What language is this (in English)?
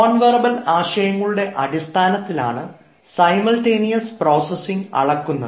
Malayalam